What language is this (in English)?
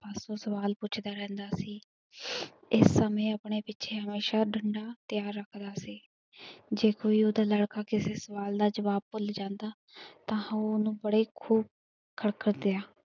Punjabi